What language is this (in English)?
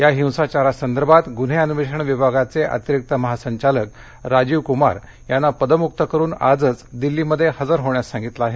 Marathi